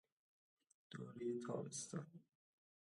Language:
Persian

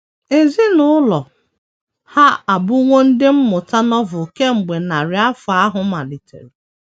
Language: Igbo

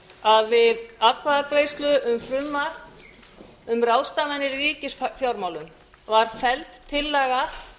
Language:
Icelandic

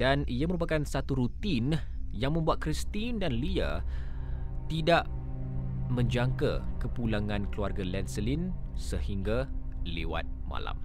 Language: Malay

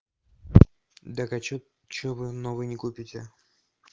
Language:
Russian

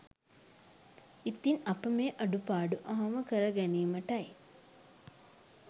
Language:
Sinhala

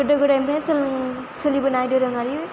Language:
Bodo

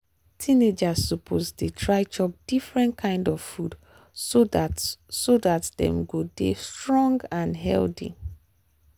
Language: Nigerian Pidgin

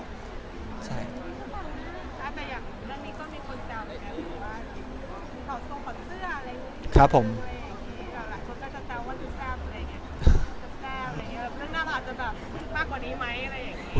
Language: Thai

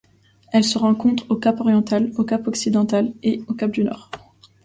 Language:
French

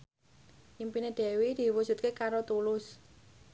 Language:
Javanese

